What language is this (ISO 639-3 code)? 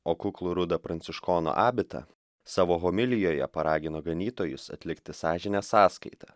lit